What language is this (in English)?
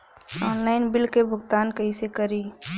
Bhojpuri